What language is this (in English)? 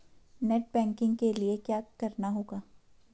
Hindi